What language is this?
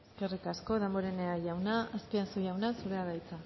Basque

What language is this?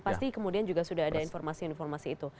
Indonesian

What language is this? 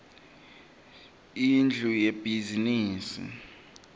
Swati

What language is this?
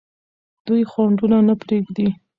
Pashto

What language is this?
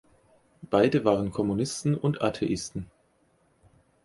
German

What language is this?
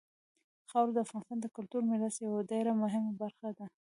Pashto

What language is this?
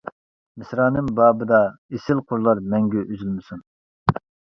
Uyghur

